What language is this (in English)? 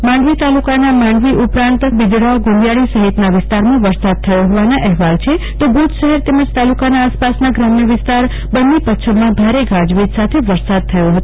Gujarati